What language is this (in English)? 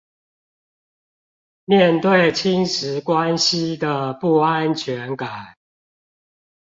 Chinese